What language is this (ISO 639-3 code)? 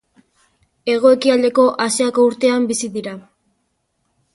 eus